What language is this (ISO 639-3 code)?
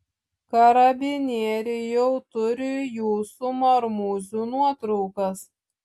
lit